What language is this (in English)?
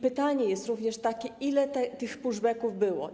Polish